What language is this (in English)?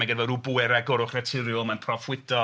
Welsh